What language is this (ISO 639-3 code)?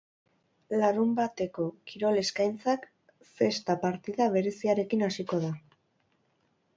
eus